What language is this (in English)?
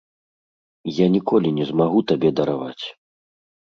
Belarusian